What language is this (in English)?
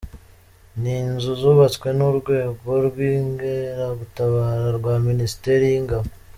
Kinyarwanda